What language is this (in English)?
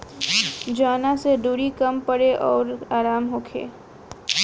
Bhojpuri